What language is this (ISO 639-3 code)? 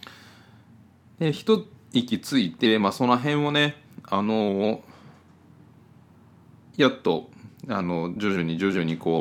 jpn